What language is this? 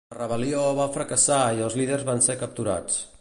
Catalan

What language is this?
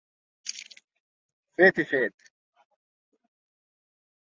Catalan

